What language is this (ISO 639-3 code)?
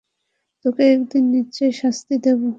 ben